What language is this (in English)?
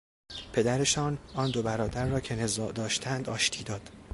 Persian